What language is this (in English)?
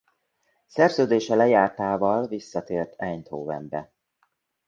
Hungarian